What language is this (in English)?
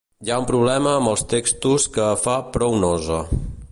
Catalan